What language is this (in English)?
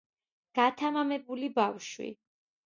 Georgian